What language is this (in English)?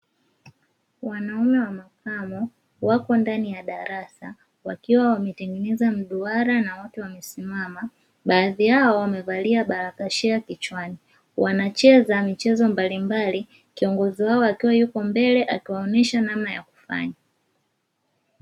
Swahili